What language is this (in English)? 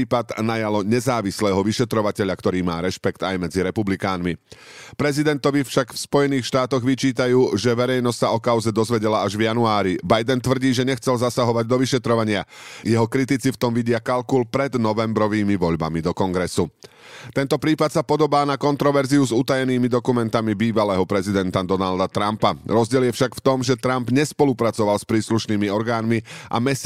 Slovak